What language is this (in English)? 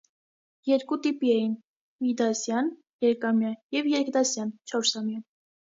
Armenian